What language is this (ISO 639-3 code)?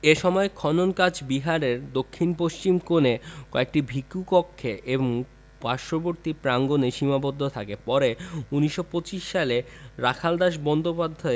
ben